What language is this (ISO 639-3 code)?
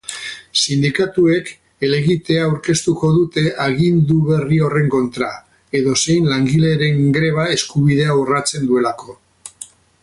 eus